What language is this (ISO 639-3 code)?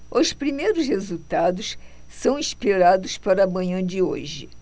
por